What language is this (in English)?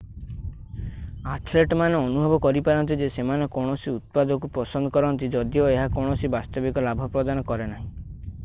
Odia